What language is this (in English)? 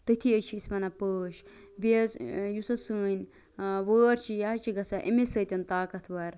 Kashmiri